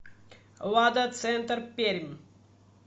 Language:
Russian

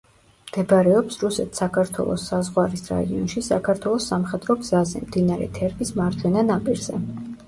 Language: Georgian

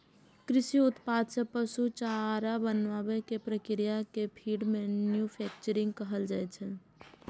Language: Maithili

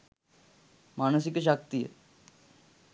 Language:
Sinhala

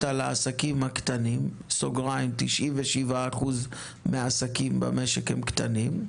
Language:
Hebrew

